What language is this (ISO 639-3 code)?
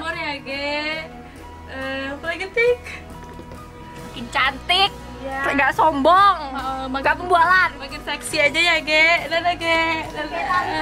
ind